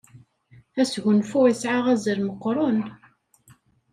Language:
Kabyle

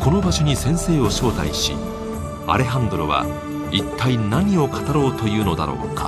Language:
Japanese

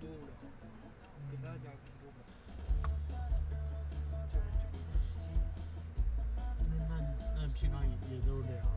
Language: Chinese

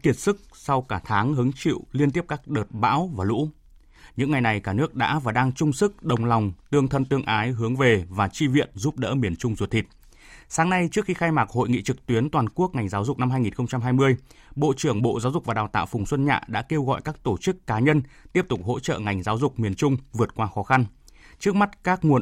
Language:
Vietnamese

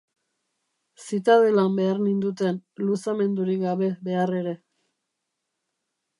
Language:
Basque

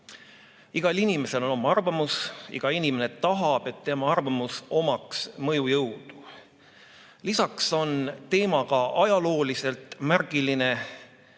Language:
Estonian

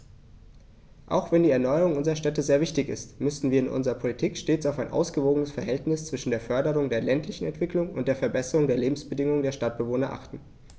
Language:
German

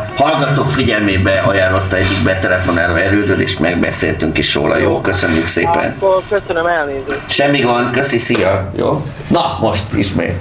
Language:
Hungarian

